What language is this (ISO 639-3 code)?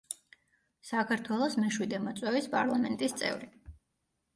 kat